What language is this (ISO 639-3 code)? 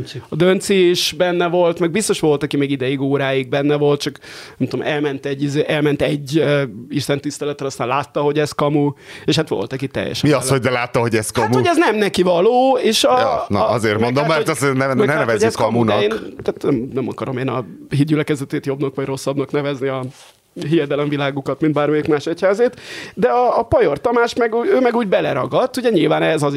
hun